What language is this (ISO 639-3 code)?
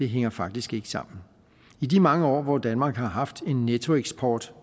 dan